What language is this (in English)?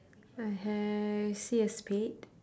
English